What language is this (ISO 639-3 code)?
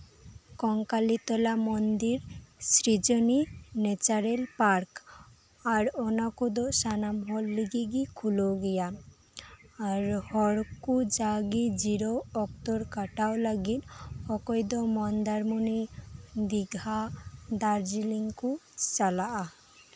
sat